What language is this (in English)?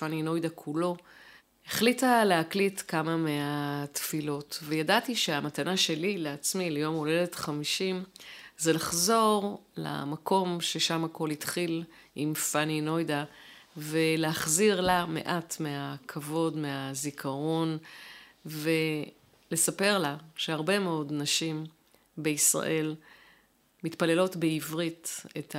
Hebrew